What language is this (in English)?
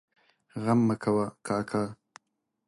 Pashto